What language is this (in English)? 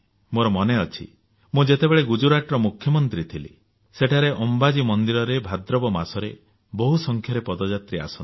Odia